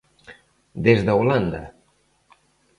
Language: Galician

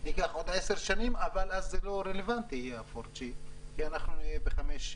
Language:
Hebrew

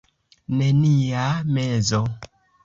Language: Esperanto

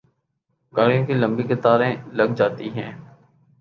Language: Urdu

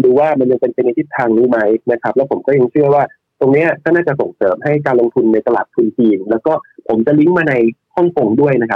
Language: Thai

